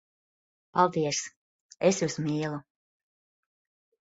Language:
Latvian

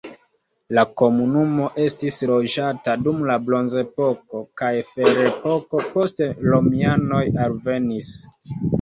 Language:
Esperanto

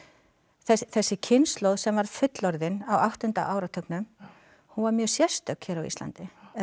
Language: Icelandic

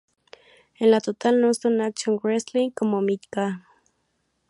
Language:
Spanish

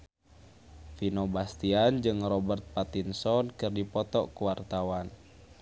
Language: Sundanese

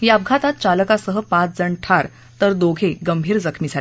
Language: Marathi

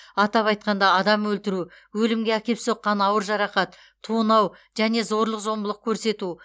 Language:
Kazakh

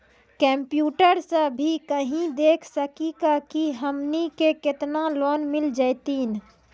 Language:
Maithili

